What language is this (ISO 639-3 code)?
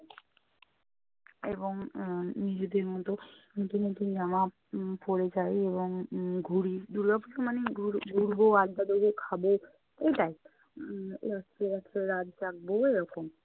ben